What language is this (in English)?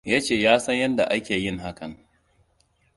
Hausa